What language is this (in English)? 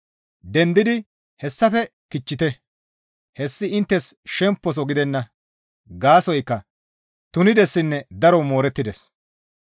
Gamo